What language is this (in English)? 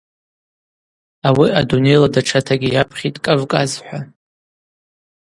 Abaza